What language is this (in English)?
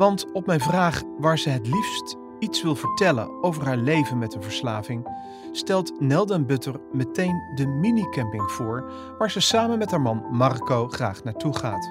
Dutch